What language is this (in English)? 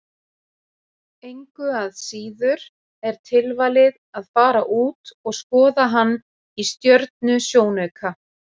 Icelandic